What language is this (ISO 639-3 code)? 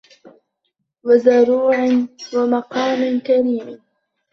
ara